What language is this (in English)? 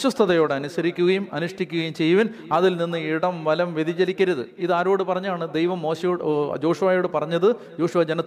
Malayalam